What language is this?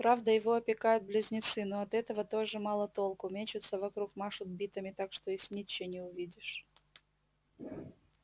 Russian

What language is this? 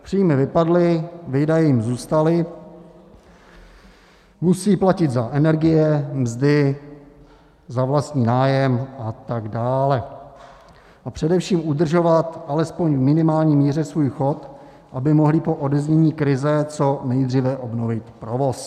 Czech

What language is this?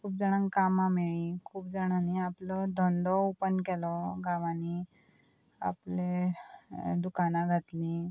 Konkani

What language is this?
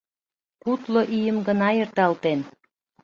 Mari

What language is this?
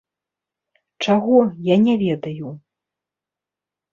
Belarusian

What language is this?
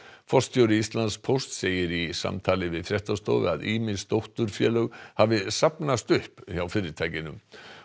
Icelandic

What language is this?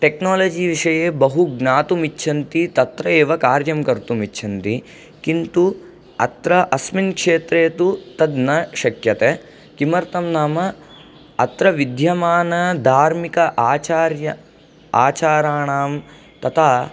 Sanskrit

